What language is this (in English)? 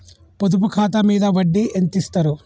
Telugu